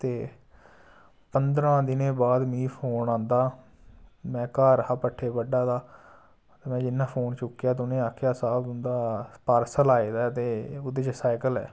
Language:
Dogri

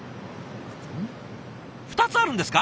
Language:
Japanese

